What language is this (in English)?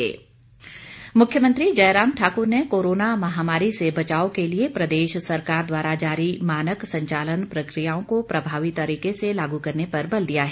Hindi